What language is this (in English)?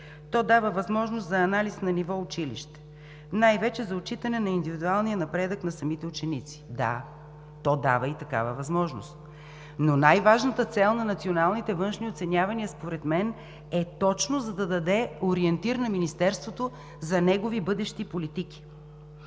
Bulgarian